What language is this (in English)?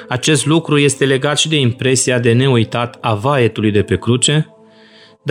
Romanian